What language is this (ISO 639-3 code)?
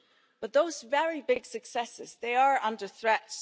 eng